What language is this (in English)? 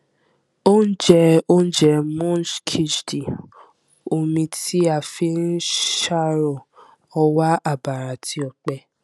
Yoruba